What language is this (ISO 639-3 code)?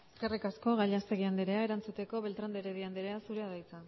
eus